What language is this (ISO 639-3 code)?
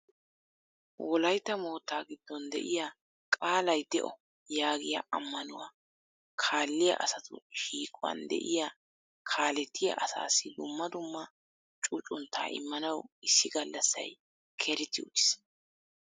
wal